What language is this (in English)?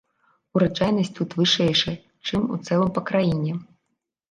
Belarusian